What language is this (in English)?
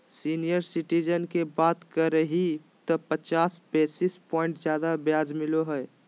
Magahi